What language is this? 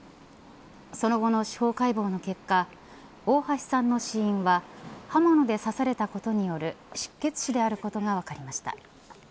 Japanese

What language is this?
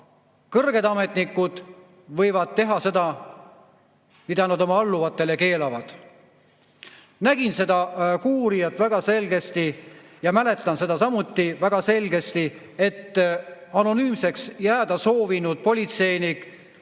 Estonian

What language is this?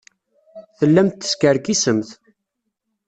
Kabyle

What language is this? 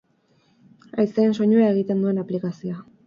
Basque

